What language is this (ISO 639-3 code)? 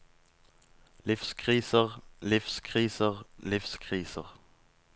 nor